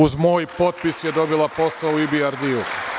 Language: Serbian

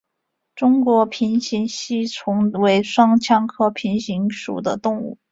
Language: Chinese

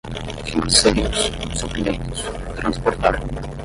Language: Portuguese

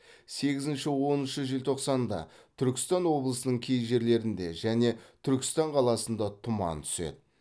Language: Kazakh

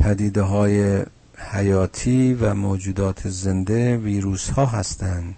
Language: Persian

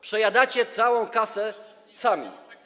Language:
Polish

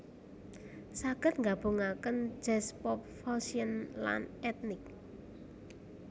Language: Javanese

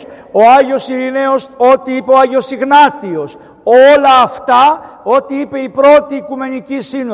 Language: Greek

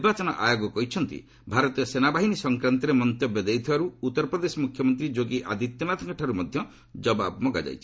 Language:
Odia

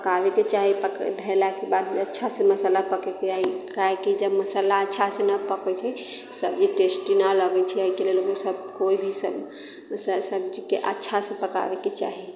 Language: Maithili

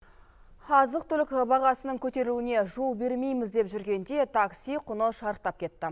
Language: Kazakh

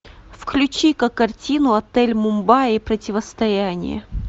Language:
Russian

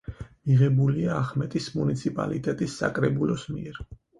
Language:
Georgian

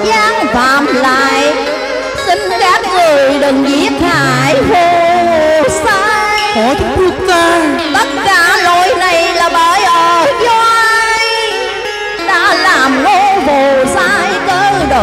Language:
Vietnamese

